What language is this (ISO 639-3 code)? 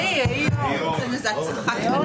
heb